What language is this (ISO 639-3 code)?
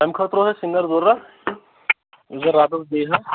kas